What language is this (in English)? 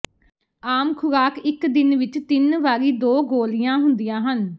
Punjabi